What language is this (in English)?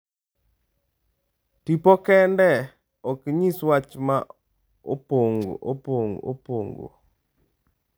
Luo (Kenya and Tanzania)